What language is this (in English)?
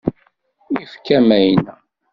Kabyle